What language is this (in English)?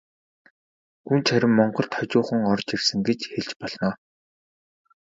Mongolian